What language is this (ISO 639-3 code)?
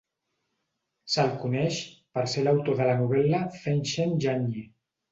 cat